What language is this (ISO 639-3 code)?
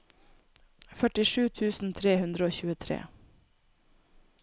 nor